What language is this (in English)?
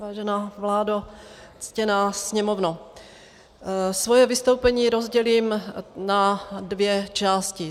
Czech